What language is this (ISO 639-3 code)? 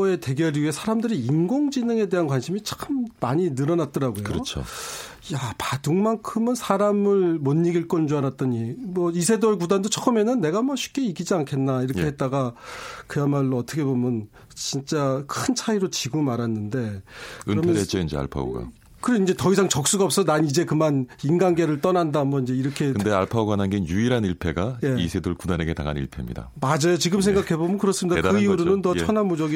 kor